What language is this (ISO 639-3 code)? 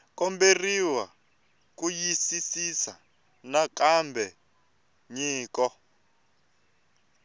tso